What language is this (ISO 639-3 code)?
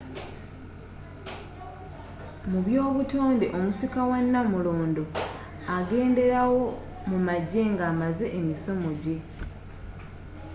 lug